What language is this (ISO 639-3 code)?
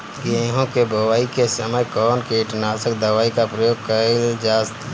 bho